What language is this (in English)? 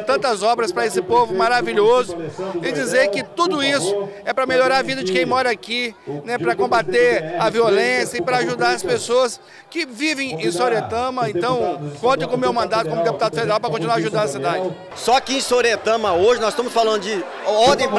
Portuguese